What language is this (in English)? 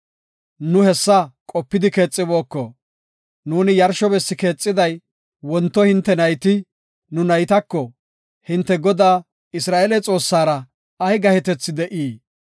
Gofa